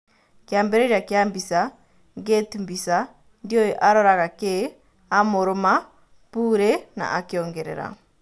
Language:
Kikuyu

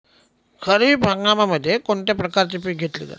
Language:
Marathi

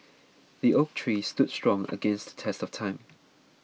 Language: English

